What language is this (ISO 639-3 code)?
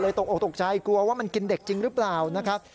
tha